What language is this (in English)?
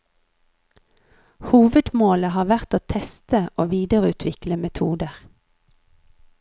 Norwegian